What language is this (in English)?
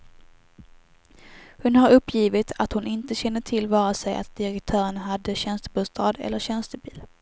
Swedish